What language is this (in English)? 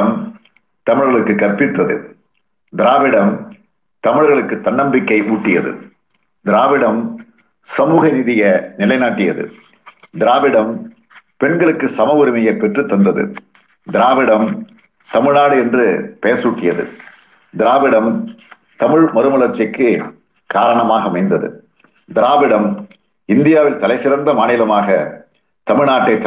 Tamil